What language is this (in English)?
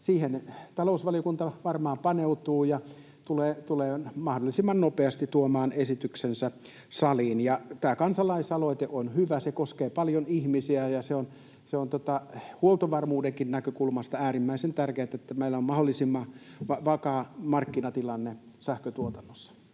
Finnish